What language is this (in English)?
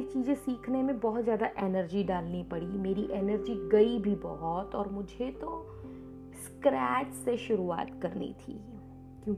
Hindi